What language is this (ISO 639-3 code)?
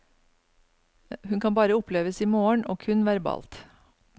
nor